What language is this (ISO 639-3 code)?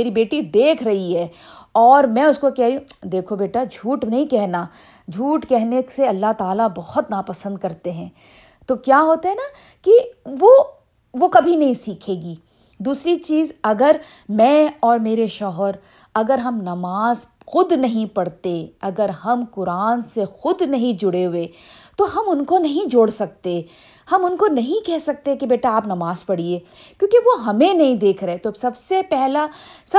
urd